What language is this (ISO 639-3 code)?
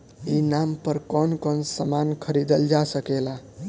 bho